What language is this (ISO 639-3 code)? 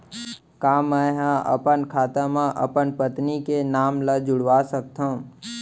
hne